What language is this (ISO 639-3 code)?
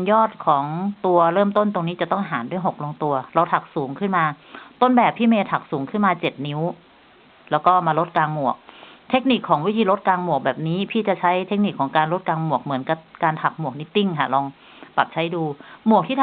tha